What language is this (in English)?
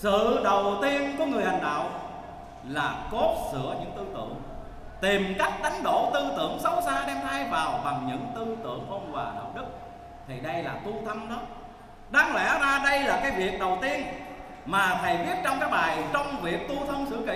Vietnamese